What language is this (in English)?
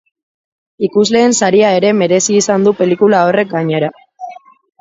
Basque